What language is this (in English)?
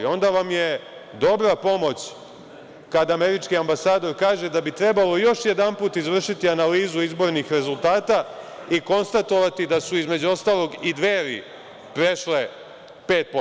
Serbian